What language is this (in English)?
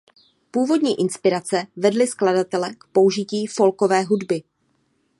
Czech